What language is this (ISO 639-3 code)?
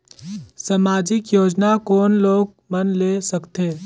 hne